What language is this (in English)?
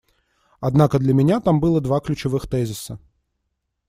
Russian